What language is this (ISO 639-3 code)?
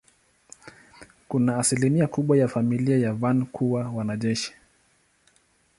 swa